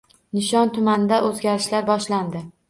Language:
Uzbek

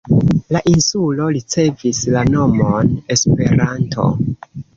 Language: Esperanto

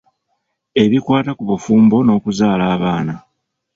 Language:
Ganda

